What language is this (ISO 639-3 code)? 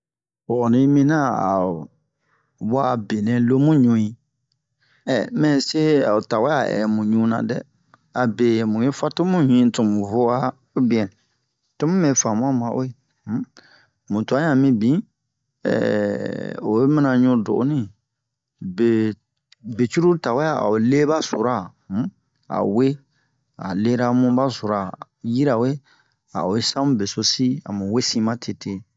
bmq